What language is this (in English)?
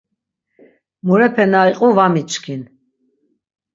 Laz